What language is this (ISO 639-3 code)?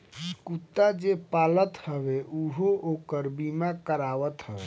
bho